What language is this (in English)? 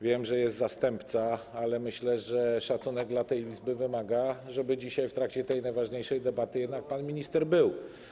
Polish